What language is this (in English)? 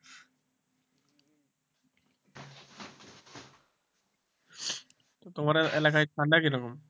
Bangla